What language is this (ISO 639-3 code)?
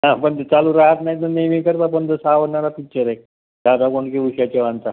mar